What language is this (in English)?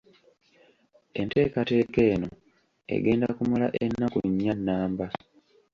Ganda